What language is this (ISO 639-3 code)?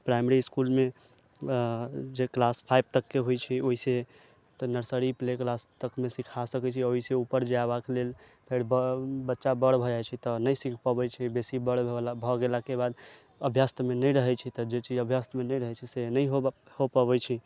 mai